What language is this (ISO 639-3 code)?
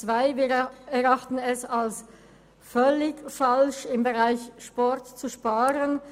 gsw